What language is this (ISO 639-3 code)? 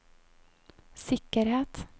nor